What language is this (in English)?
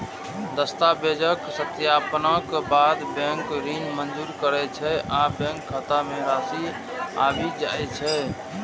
Maithili